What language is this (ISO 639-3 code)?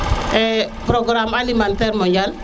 srr